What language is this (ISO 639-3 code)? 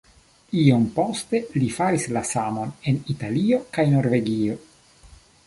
epo